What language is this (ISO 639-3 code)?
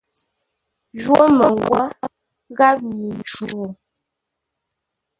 nla